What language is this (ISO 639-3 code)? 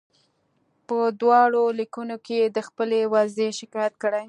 pus